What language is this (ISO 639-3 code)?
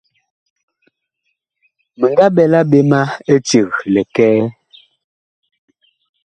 bkh